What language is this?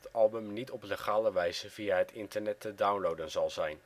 Dutch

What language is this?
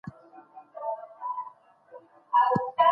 Pashto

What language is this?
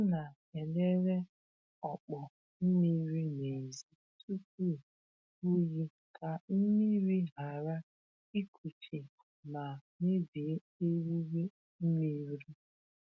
Igbo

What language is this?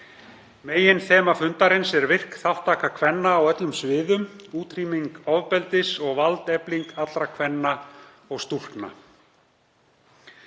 Icelandic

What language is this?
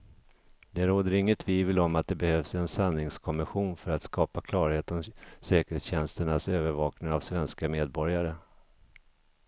Swedish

